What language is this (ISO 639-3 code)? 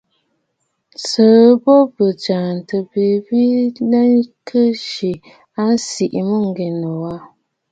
bfd